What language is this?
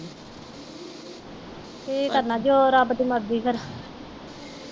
Punjabi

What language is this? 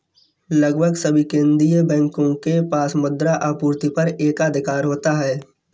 Hindi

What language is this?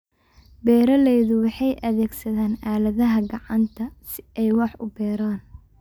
Somali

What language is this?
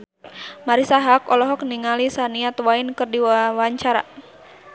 Sundanese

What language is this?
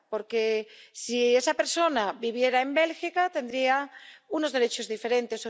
Spanish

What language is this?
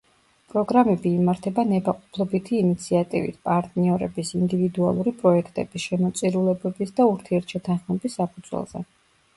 Georgian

